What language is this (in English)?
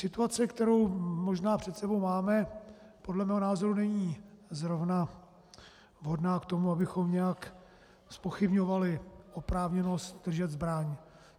Czech